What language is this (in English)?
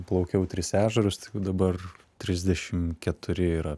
Lithuanian